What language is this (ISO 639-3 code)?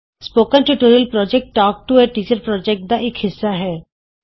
pan